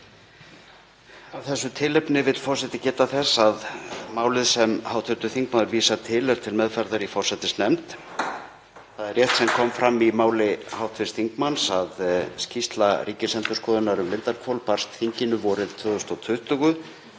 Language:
Icelandic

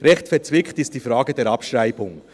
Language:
Swiss German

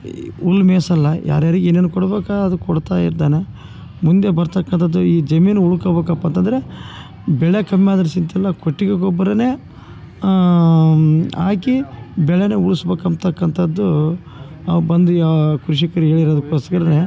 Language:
Kannada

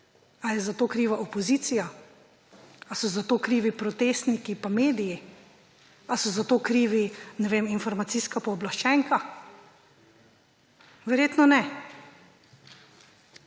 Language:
Slovenian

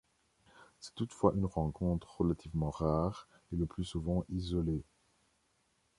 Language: French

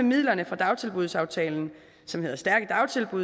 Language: Danish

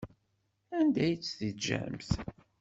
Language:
Kabyle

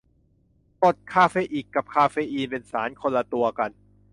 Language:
Thai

